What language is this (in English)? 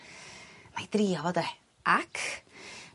Welsh